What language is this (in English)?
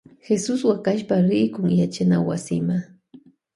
Loja Highland Quichua